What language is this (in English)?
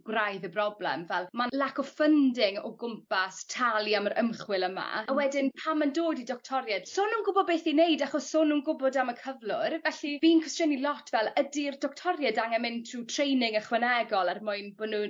Welsh